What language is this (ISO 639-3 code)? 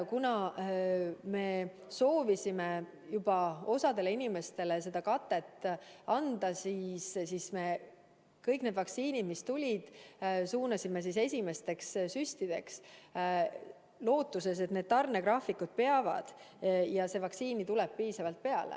est